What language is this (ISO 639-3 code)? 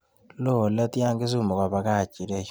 kln